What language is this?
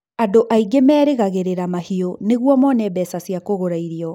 Kikuyu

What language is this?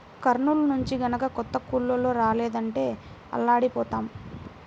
Telugu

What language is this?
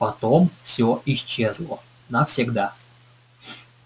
Russian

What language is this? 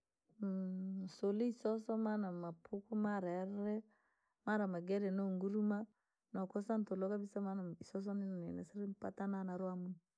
Langi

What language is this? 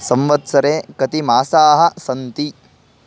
Sanskrit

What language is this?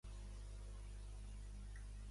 Catalan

